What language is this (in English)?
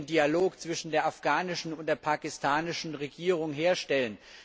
German